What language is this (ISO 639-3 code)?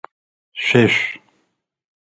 ady